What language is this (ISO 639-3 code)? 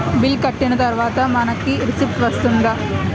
tel